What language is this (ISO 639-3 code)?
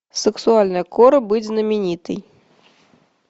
rus